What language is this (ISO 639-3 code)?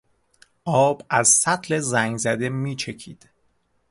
fas